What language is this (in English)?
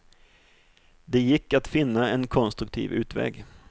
Swedish